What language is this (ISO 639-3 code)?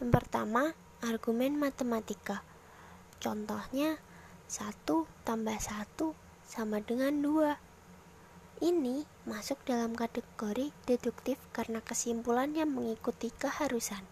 ind